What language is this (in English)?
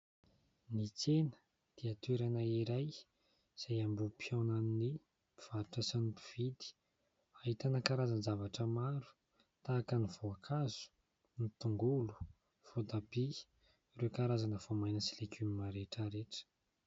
Malagasy